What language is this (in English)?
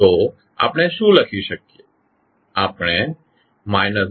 Gujarati